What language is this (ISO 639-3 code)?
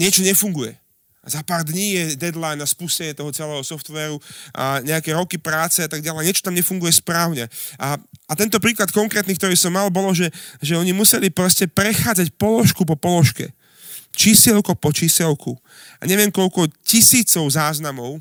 slk